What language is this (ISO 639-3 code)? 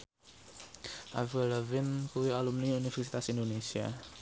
jav